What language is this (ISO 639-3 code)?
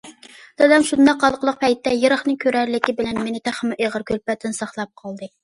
uig